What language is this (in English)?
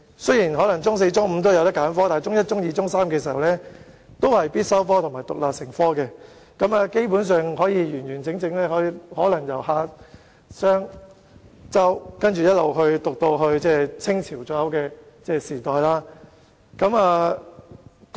Cantonese